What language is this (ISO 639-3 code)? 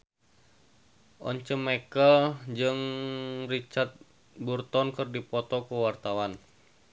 sun